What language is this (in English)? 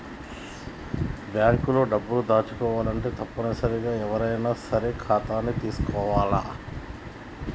Telugu